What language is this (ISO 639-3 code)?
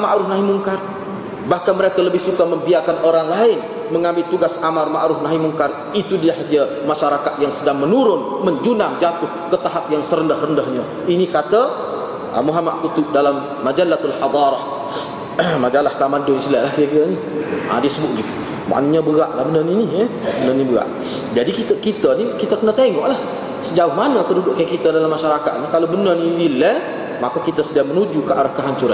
msa